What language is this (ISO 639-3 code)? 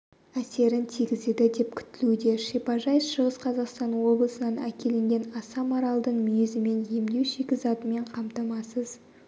kaz